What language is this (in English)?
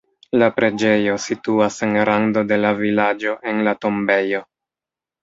Esperanto